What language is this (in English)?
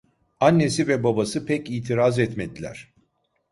Turkish